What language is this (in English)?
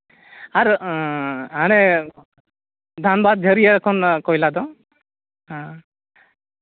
Santali